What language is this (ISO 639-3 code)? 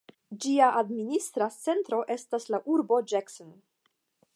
epo